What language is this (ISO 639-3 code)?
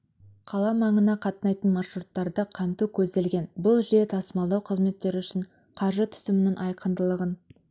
kaz